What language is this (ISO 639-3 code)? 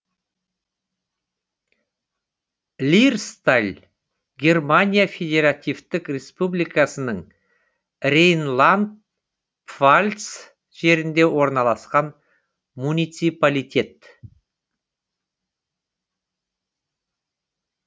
kaz